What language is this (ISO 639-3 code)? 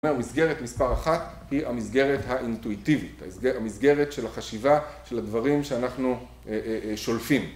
heb